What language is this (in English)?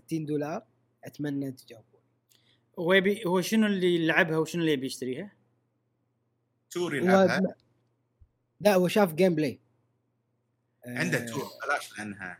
Arabic